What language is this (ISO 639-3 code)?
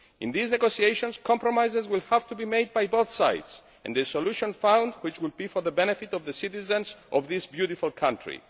eng